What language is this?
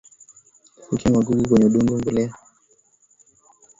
Swahili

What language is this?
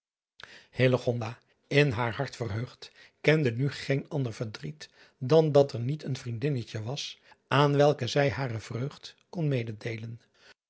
Dutch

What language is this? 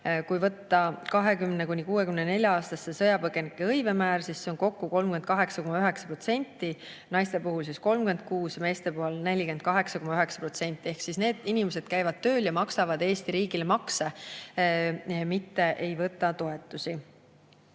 Estonian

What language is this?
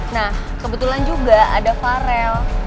Indonesian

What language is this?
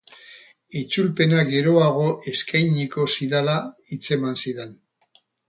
Basque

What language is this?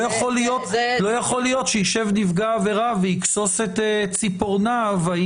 Hebrew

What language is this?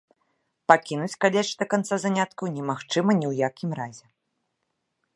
Belarusian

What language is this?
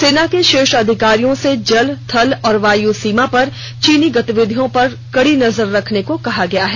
Hindi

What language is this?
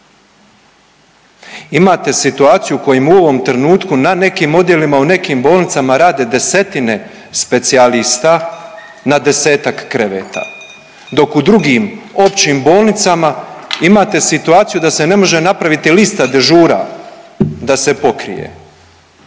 Croatian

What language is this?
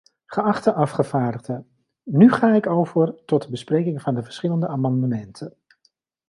Dutch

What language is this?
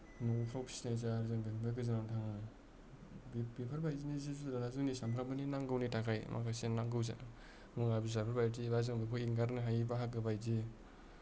Bodo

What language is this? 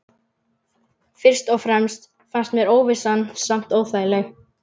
Icelandic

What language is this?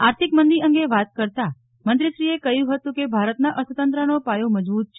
Gujarati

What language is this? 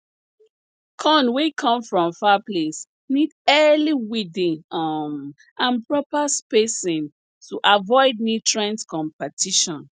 Nigerian Pidgin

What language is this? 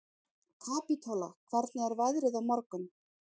Icelandic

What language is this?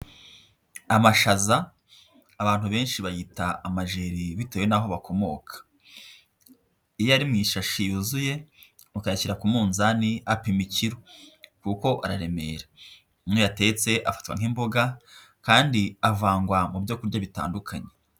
Kinyarwanda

